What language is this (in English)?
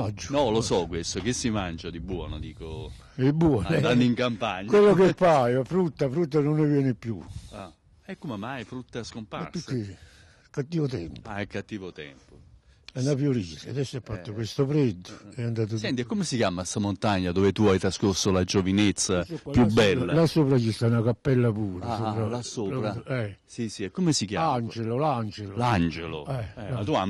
Italian